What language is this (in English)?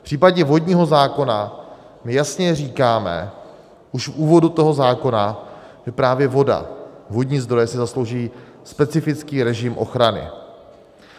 Czech